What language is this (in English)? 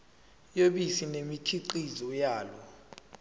Zulu